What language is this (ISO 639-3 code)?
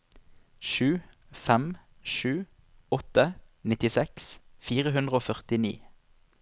nor